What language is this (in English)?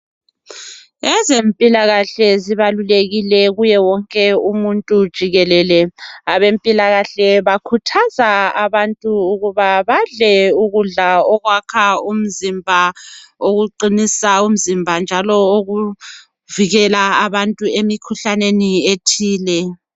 North Ndebele